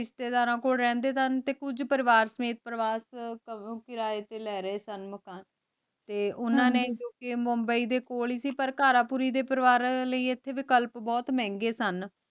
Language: Punjabi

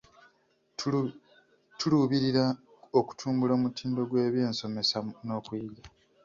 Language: Ganda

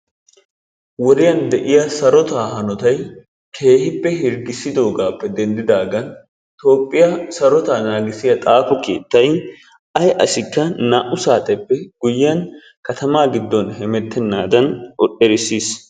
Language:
Wolaytta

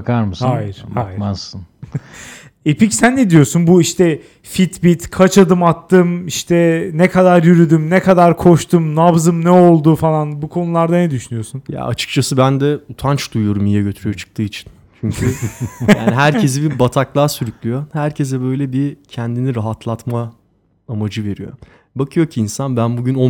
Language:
Turkish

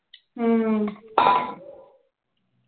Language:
Punjabi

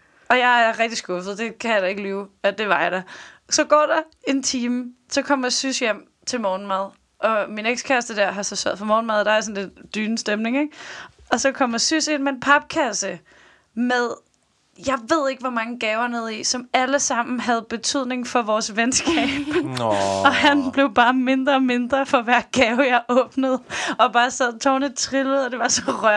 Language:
Danish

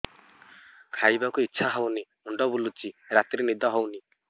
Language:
Odia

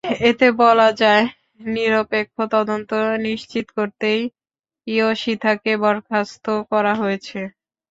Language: Bangla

